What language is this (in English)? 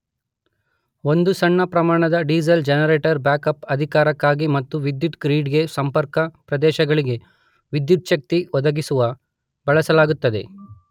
Kannada